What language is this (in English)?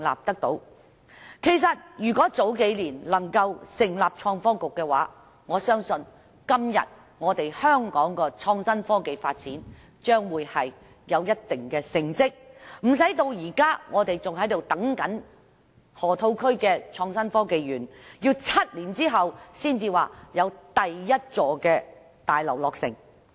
Cantonese